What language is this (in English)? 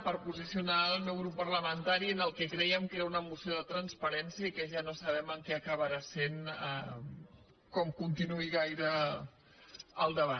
Catalan